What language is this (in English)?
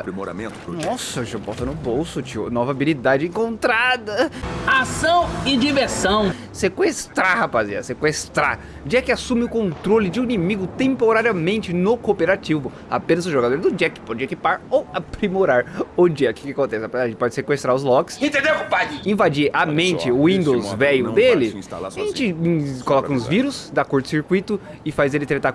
Portuguese